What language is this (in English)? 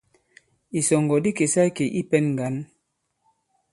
Bankon